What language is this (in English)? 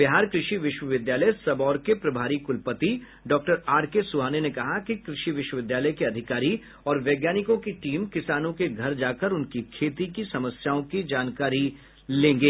Hindi